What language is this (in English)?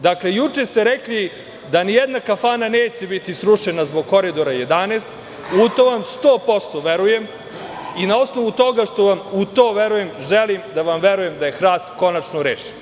Serbian